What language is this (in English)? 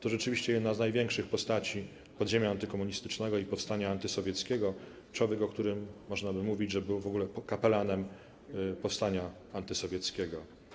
Polish